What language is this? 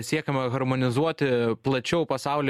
Lithuanian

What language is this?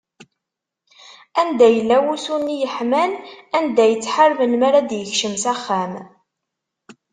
Kabyle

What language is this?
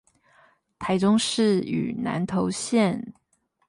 Chinese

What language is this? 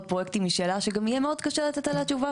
Hebrew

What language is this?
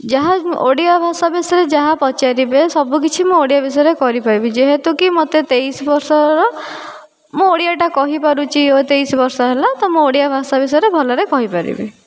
Odia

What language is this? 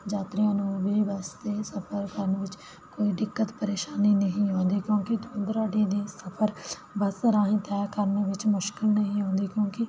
Punjabi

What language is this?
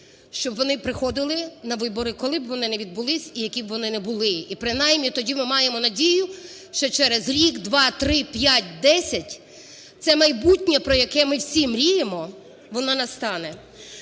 Ukrainian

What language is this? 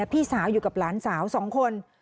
Thai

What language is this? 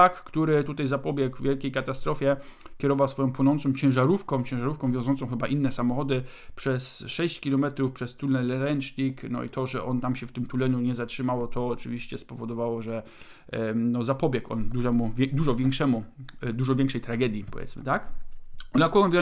Polish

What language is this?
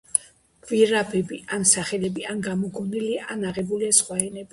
Georgian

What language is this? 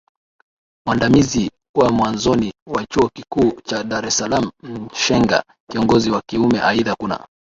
Swahili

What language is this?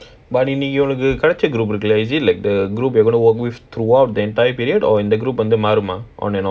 English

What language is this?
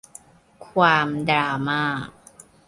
Thai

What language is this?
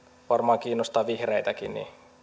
Finnish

